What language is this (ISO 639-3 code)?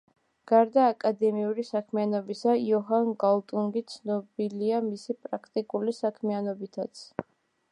kat